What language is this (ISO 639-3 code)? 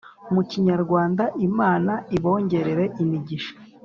kin